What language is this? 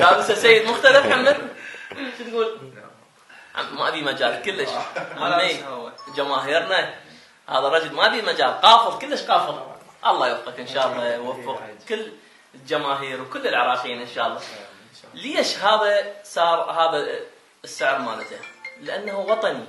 Arabic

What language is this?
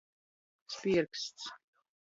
Latgalian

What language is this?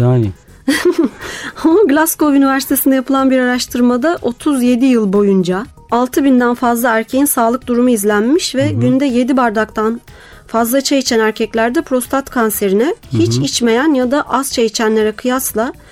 Turkish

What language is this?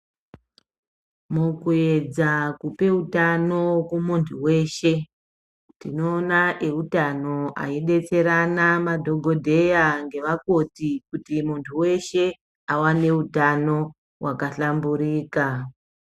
Ndau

